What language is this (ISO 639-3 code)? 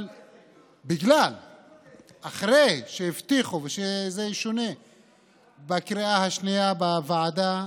heb